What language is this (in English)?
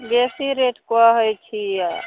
Maithili